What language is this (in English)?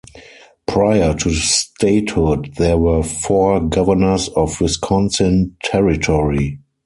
English